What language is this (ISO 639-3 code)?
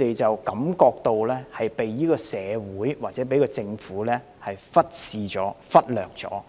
yue